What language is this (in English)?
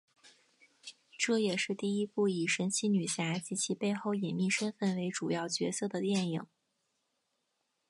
Chinese